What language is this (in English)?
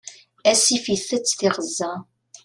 Kabyle